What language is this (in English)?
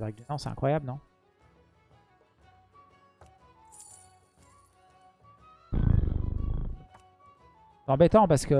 French